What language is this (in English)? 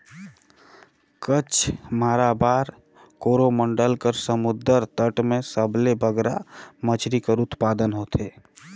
Chhattisgarhi